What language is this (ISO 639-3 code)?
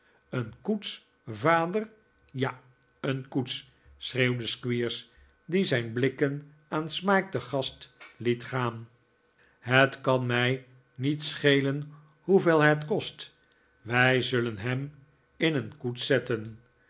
nld